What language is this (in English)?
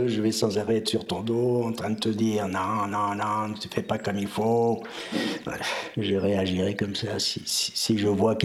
French